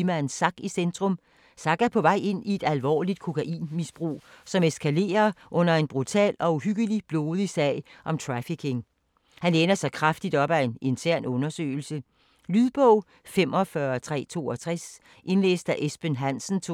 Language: Danish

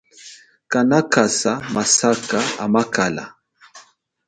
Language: Chokwe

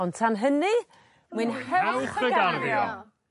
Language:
Welsh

